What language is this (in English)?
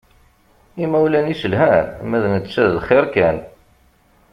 Kabyle